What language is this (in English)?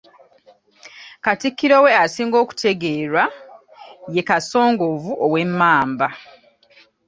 Ganda